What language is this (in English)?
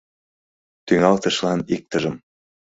Mari